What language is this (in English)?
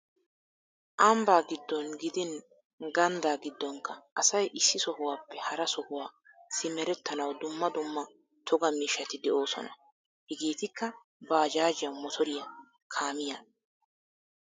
Wolaytta